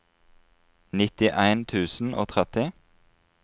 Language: Norwegian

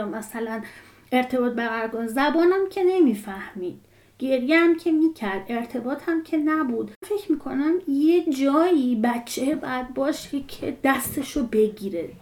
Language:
Persian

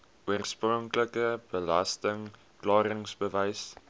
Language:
Afrikaans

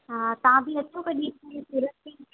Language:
Sindhi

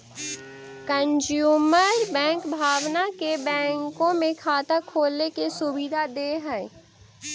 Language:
Magahi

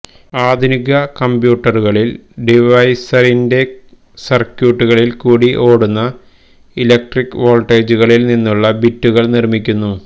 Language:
Malayalam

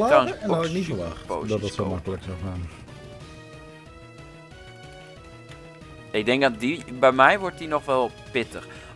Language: Dutch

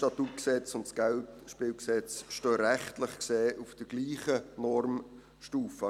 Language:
Swiss German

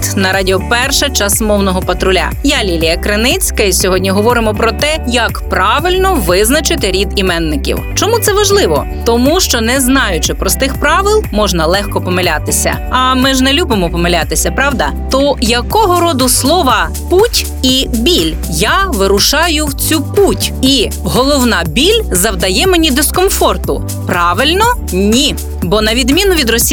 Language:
Ukrainian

